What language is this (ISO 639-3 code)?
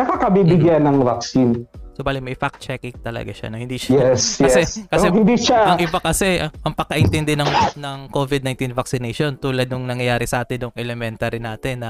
fil